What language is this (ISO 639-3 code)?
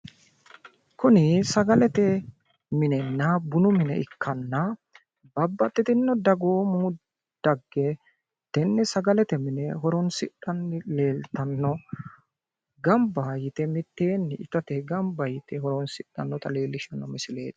sid